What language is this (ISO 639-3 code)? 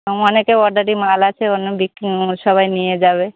ben